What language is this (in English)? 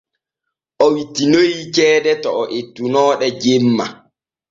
Borgu Fulfulde